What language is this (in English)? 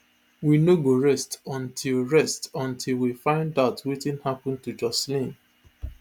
Nigerian Pidgin